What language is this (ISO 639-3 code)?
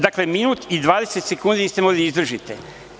srp